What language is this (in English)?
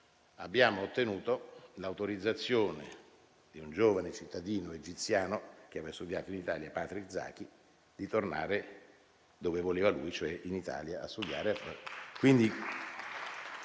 Italian